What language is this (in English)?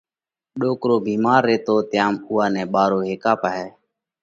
Parkari Koli